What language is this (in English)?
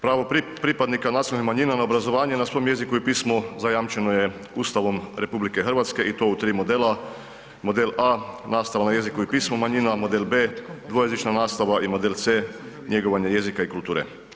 Croatian